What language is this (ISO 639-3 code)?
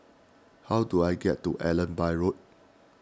eng